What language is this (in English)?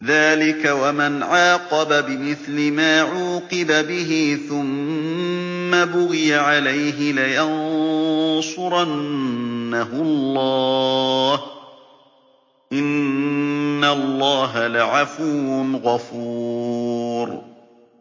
Arabic